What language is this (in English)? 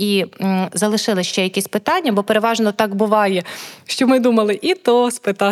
Ukrainian